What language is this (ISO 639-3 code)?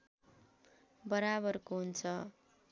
nep